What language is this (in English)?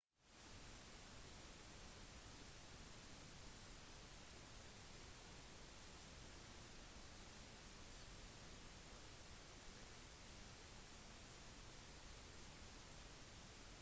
Norwegian Bokmål